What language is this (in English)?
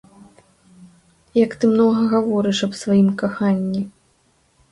Belarusian